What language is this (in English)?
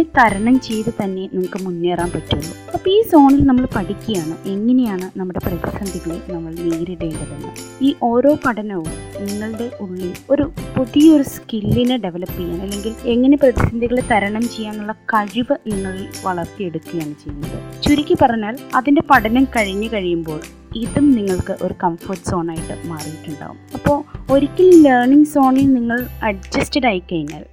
Malayalam